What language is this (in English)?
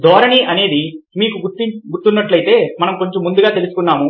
Telugu